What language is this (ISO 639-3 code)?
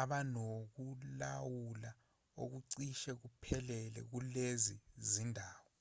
zul